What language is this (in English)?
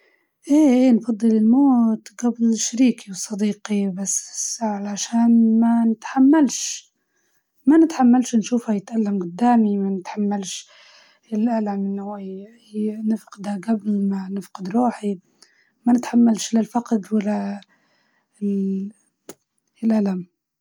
Libyan Arabic